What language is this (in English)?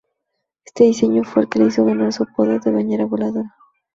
Spanish